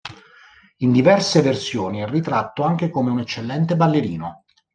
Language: Italian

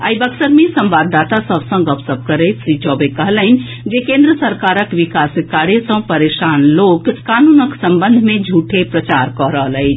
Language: Maithili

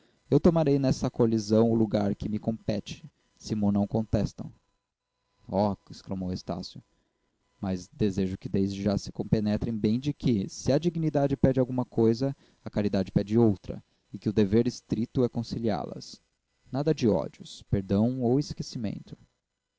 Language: Portuguese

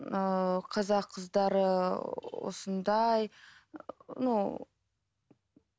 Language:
Kazakh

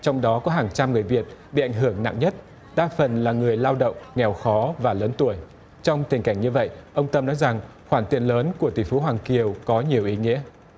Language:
Vietnamese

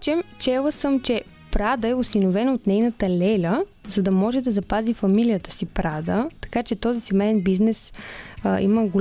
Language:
Bulgarian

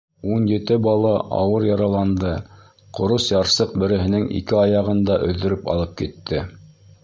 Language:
Bashkir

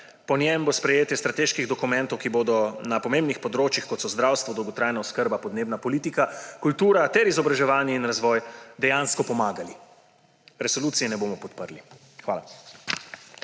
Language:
Slovenian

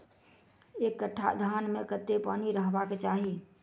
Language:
Maithili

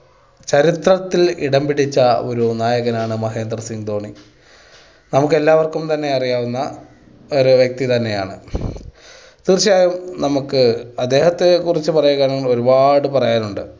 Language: Malayalam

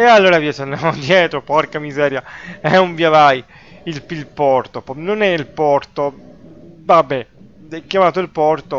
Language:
Italian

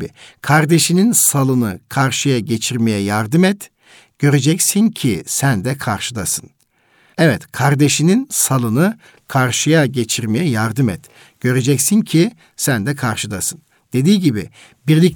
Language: Turkish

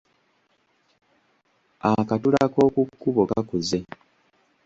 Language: Ganda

